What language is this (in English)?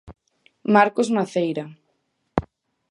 Galician